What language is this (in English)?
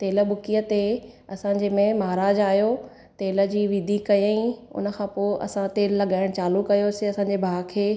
Sindhi